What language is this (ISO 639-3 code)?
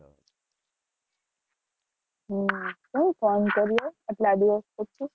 guj